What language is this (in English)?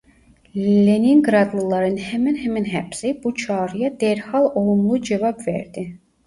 Turkish